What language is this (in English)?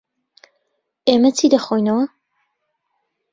Central Kurdish